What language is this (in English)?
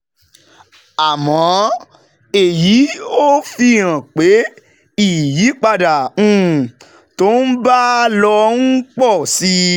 Yoruba